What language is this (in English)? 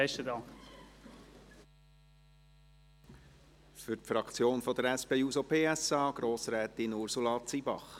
Swiss German